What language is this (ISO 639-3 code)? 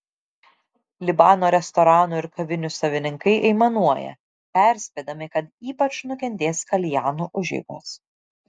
lit